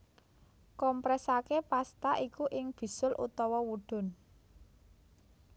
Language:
Javanese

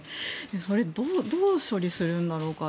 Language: Japanese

